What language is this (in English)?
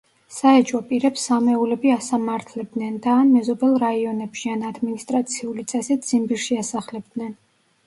Georgian